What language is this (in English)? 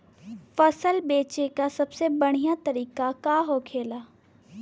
Bhojpuri